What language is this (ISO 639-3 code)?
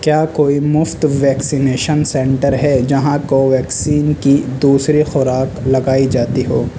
urd